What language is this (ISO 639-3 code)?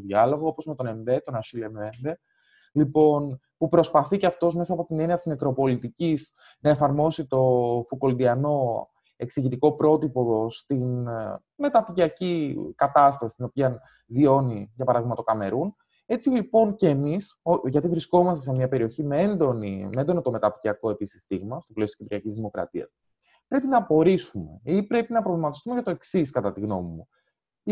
ell